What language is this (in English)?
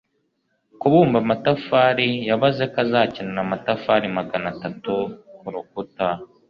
Kinyarwanda